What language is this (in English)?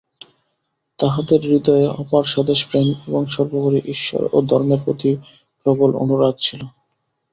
Bangla